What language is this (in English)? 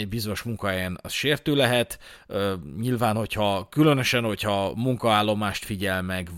Hungarian